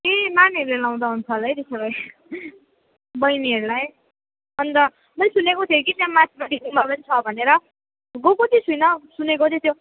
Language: Nepali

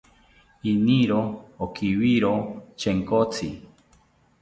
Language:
South Ucayali Ashéninka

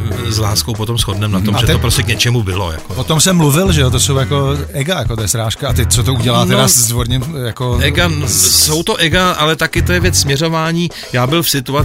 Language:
Czech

